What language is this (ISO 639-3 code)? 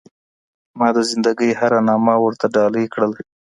pus